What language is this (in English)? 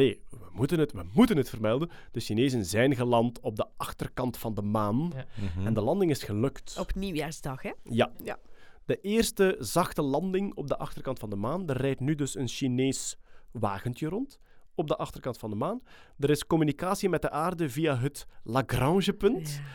Dutch